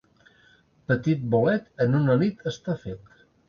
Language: Catalan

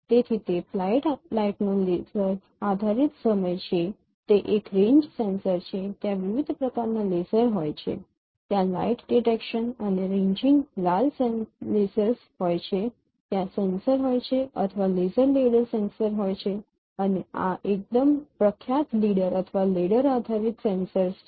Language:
Gujarati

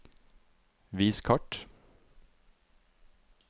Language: Norwegian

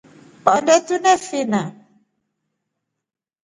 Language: Rombo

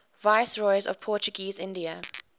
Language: English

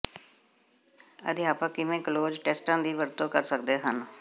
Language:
Punjabi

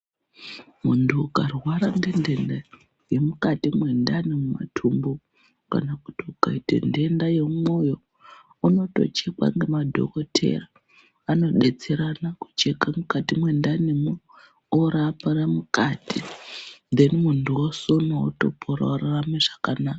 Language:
Ndau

